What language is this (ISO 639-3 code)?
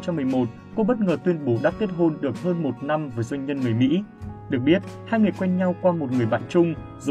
vie